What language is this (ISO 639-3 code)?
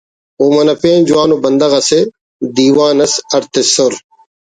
brh